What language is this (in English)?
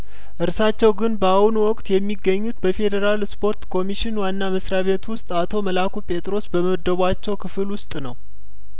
Amharic